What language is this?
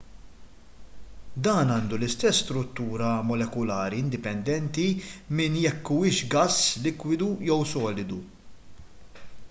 Maltese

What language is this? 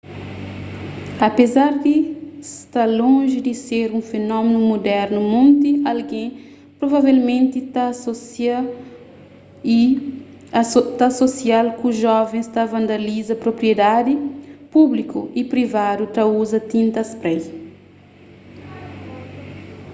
Kabuverdianu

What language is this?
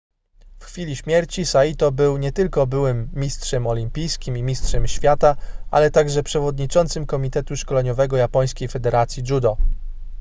Polish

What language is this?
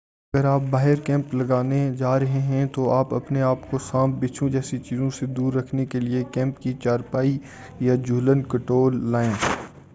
Urdu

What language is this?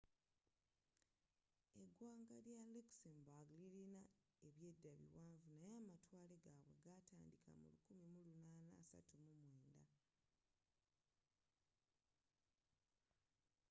Ganda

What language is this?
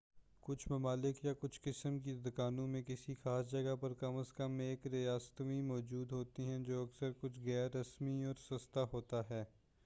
Urdu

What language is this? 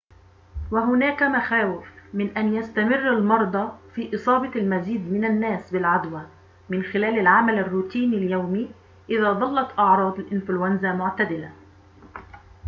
Arabic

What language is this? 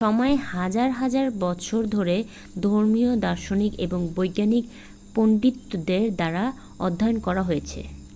Bangla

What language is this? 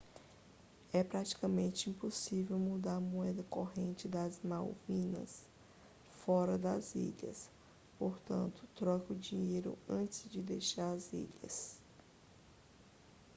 Portuguese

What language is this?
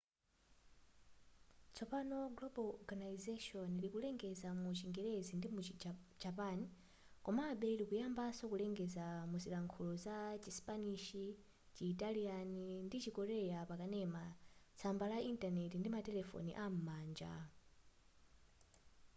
Nyanja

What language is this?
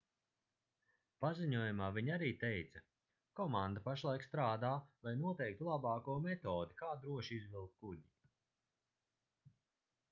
Latvian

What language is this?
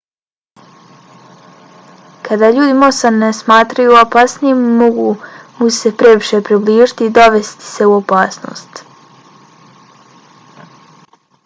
Bosnian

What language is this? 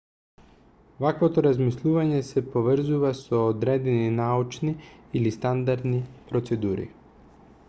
Macedonian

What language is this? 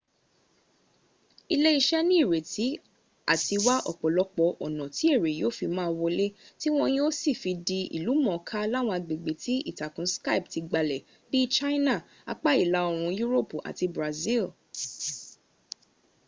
Yoruba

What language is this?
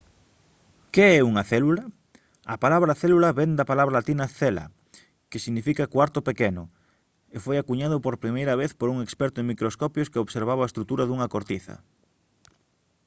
Galician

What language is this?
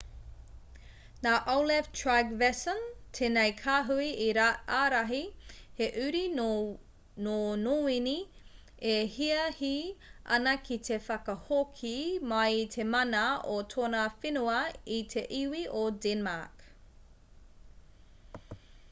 Māori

